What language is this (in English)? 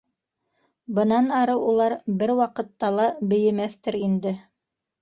Bashkir